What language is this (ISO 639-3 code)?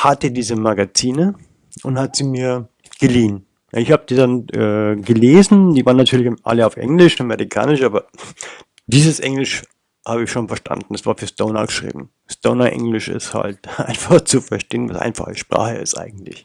deu